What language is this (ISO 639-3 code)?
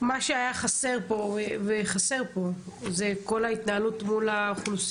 heb